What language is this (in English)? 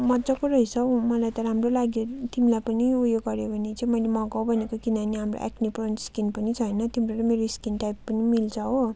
Nepali